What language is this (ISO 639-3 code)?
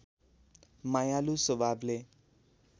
nep